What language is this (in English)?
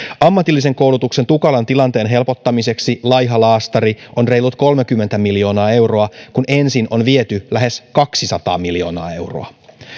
Finnish